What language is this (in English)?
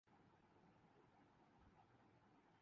Urdu